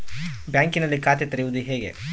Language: Kannada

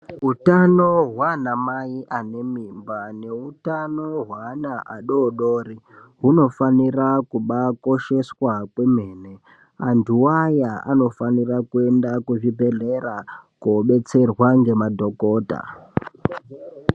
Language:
Ndau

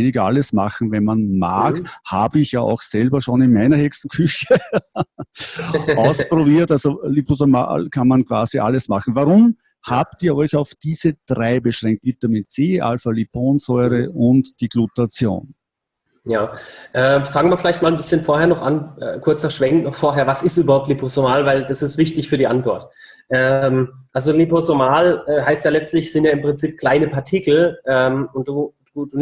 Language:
German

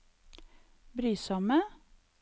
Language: Norwegian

